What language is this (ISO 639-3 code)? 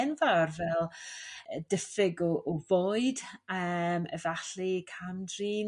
cym